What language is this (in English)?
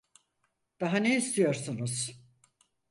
Turkish